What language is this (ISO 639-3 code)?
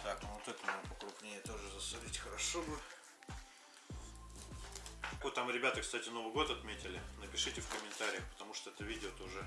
rus